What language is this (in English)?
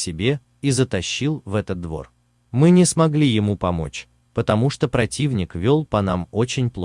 Russian